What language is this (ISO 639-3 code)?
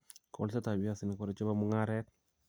kln